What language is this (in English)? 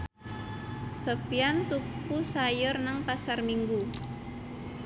Javanese